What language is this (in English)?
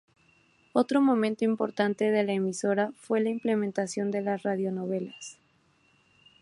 Spanish